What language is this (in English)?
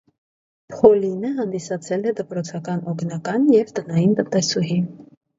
Armenian